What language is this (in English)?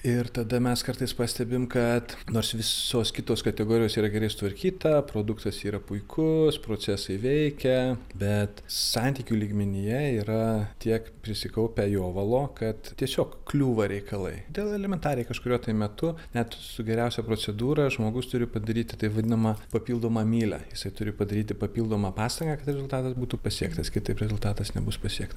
Lithuanian